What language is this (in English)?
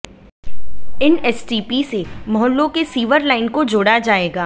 Hindi